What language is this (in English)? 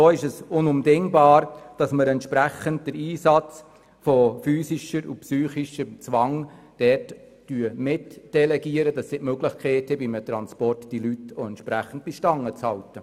Swiss German